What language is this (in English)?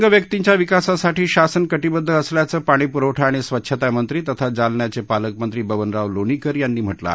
Marathi